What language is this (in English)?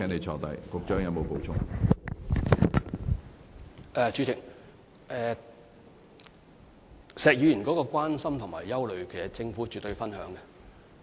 Cantonese